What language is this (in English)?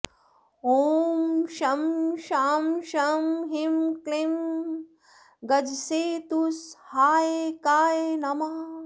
Sanskrit